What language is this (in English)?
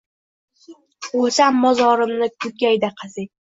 Uzbek